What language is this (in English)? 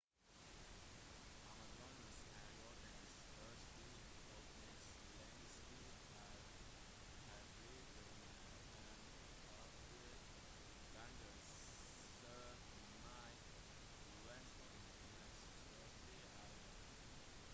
Norwegian Bokmål